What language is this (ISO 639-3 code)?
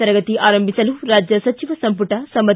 kan